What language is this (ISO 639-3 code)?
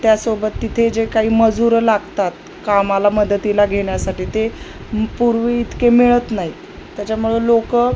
mar